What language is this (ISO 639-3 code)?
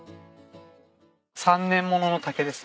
jpn